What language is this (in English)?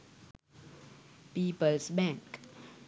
Sinhala